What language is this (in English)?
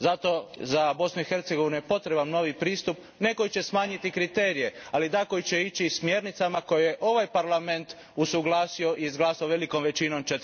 Croatian